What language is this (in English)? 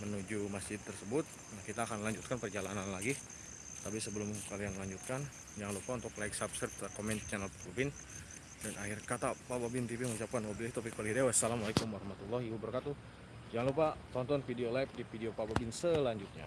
Indonesian